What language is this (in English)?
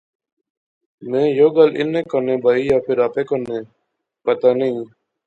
Pahari-Potwari